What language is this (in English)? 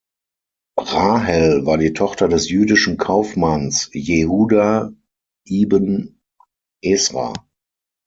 German